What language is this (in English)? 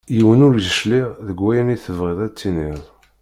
Kabyle